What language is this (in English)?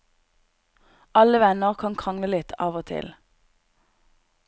Norwegian